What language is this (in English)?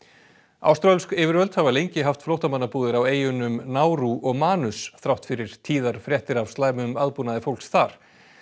Icelandic